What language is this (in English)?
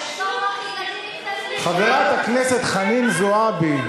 Hebrew